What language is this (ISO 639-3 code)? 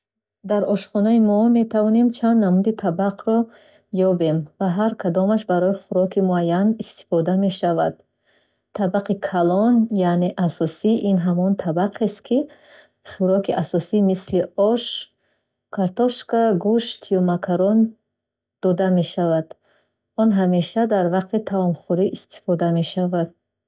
bhh